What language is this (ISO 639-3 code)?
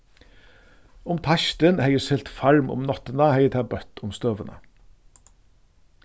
fao